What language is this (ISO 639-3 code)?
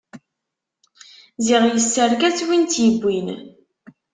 kab